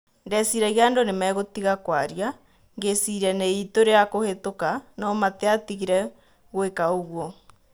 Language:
Kikuyu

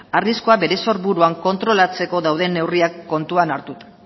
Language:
Basque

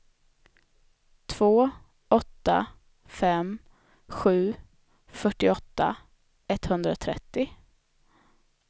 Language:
Swedish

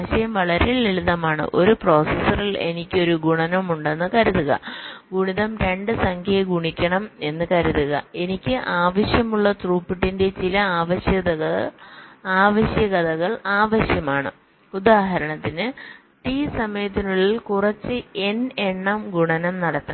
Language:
Malayalam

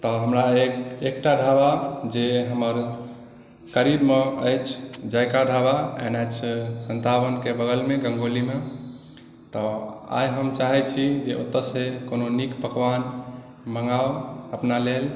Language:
Maithili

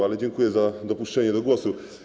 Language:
Polish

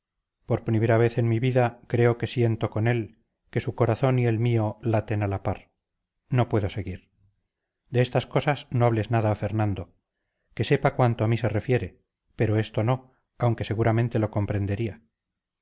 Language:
Spanish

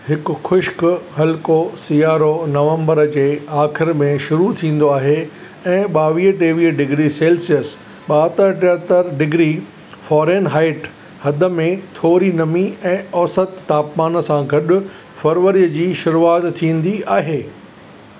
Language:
Sindhi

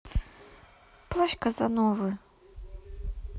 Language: Russian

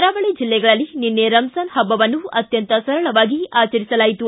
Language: Kannada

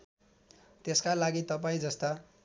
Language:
Nepali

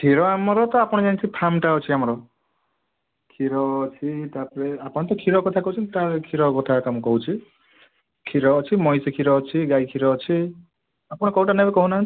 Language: Odia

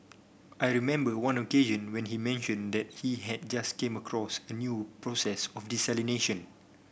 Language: English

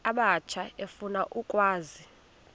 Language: Xhosa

